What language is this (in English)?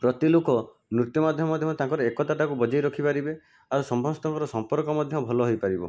Odia